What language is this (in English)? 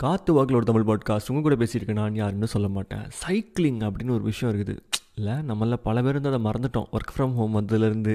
Tamil